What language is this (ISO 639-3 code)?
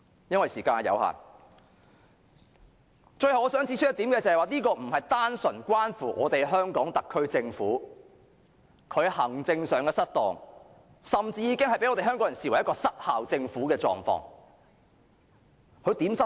yue